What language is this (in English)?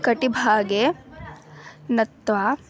Sanskrit